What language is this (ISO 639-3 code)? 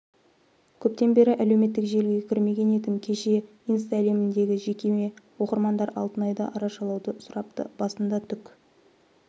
kaz